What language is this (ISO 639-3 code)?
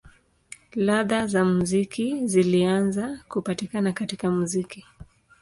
swa